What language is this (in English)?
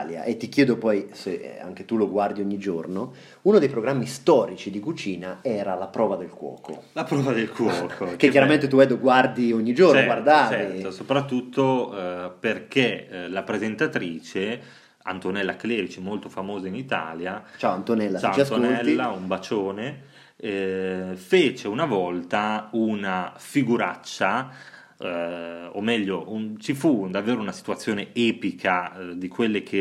Italian